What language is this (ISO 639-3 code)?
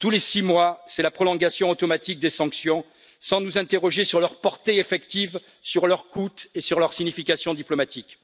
fra